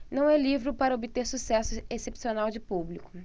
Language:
Portuguese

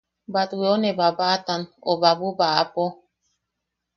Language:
Yaqui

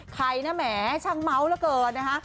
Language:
Thai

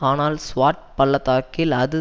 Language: Tamil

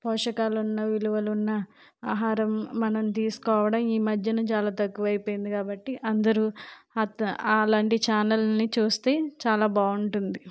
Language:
Telugu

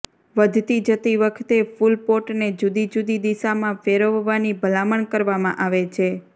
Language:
Gujarati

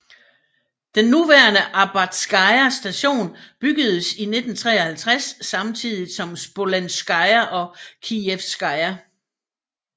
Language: Danish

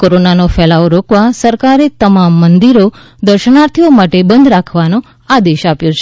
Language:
Gujarati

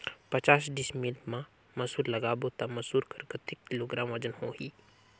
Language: Chhattisgarhi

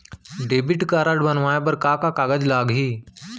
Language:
Chhattisgarhi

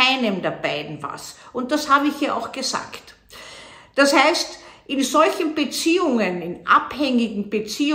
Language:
German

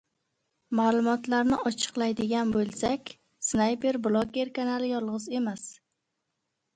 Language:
Uzbek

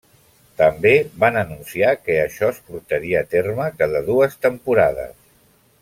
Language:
Catalan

